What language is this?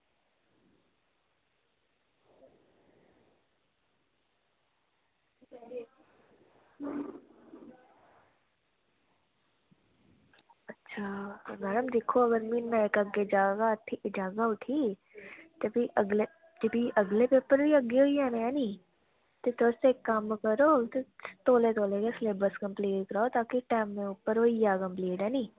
Dogri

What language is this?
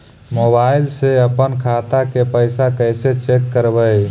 Magahi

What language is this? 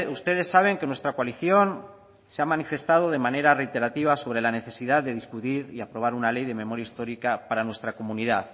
Spanish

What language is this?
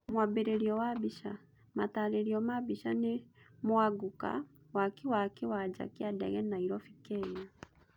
Kikuyu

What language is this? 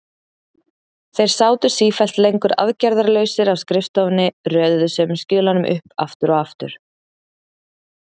Icelandic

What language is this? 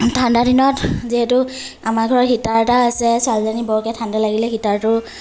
Assamese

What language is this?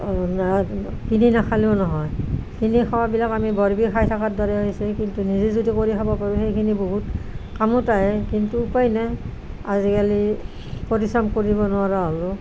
Assamese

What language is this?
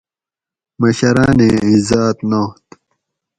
Gawri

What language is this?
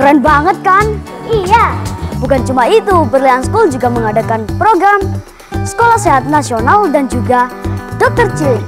Indonesian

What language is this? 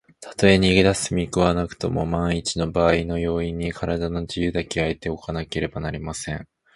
Japanese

